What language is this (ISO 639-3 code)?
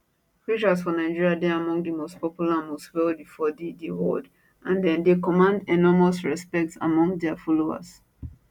pcm